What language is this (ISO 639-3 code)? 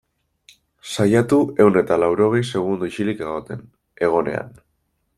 eus